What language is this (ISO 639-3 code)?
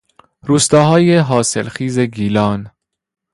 fas